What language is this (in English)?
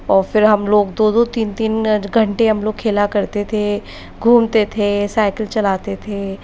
Hindi